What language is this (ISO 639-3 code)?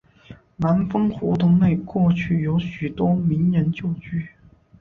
zho